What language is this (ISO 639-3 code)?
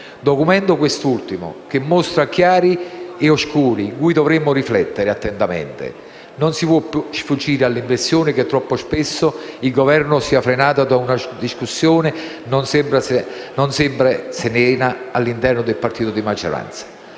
ita